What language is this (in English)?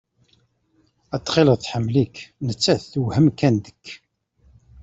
Kabyle